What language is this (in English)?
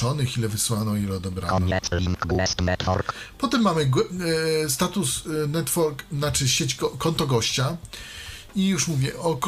Polish